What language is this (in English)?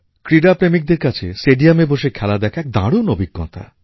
Bangla